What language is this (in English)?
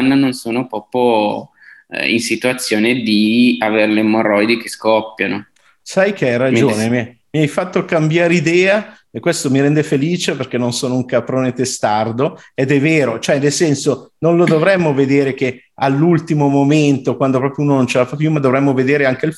Italian